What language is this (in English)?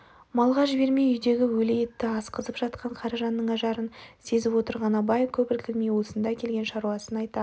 Kazakh